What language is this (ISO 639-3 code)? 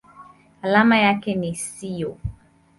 swa